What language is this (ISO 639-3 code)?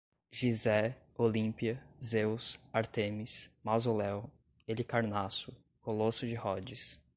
por